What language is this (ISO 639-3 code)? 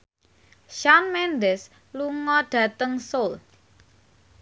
jav